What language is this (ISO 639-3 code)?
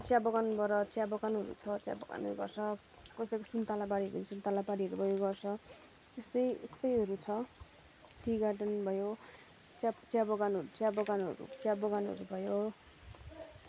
nep